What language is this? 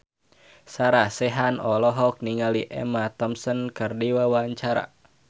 Sundanese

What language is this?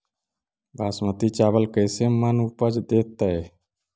Magahi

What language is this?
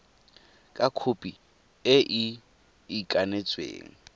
Tswana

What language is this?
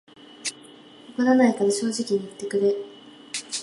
Japanese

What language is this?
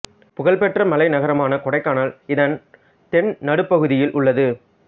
Tamil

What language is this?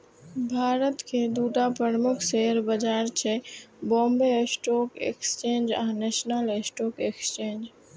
Maithili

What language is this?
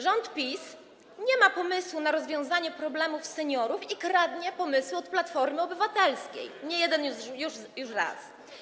Polish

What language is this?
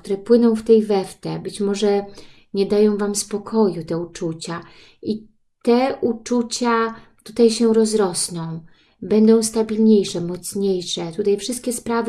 Polish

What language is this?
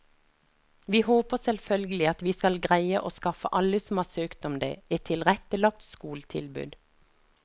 Norwegian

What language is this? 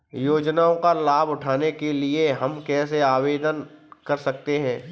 Hindi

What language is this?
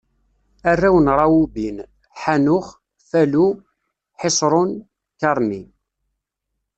Kabyle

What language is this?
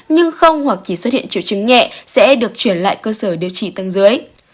Vietnamese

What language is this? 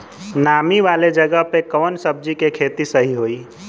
Bhojpuri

